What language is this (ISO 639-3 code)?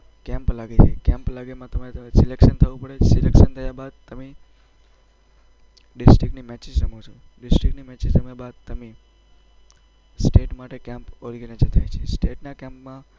guj